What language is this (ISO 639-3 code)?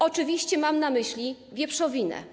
pol